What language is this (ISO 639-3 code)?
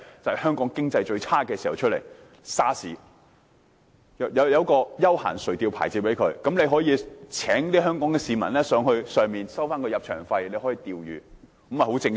yue